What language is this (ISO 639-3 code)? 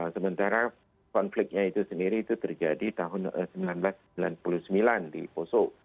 ind